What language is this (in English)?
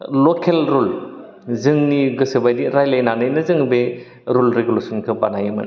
Bodo